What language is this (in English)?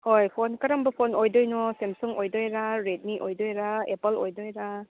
Manipuri